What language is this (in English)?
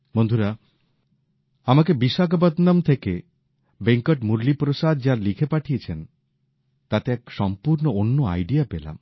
Bangla